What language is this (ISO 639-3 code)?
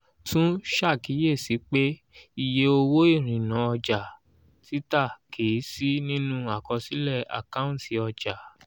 yor